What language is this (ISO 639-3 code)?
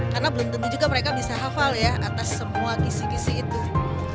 ind